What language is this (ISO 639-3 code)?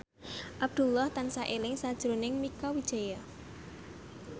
jav